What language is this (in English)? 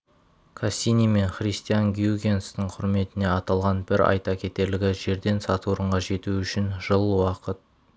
Kazakh